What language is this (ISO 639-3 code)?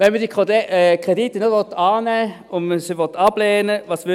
gsw